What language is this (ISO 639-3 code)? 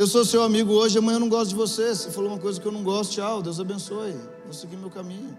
por